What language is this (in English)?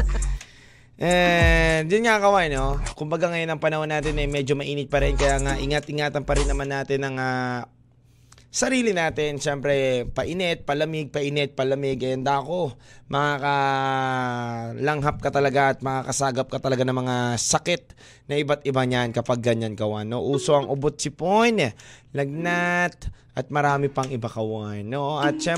Filipino